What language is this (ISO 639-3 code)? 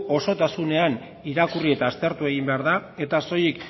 eus